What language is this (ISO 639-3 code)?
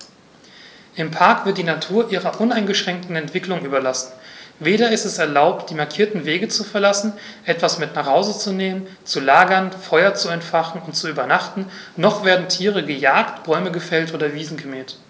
deu